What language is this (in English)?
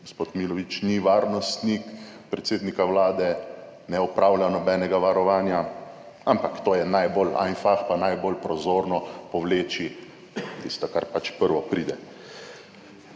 Slovenian